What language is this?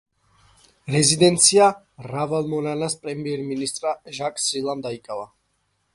Georgian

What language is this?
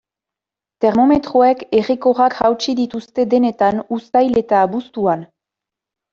Basque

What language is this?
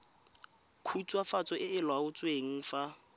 Tswana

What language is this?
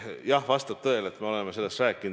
Estonian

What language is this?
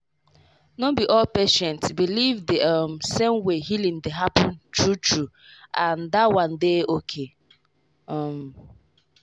Nigerian Pidgin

